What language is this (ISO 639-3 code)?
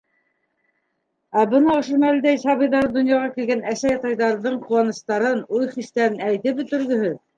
bak